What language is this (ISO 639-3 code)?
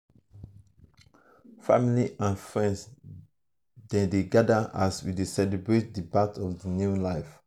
pcm